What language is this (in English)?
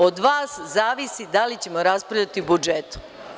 Serbian